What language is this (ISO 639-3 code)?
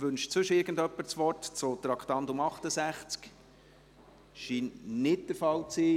gsw